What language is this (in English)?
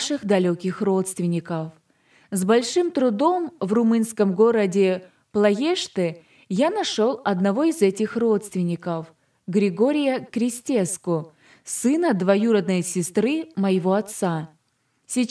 Russian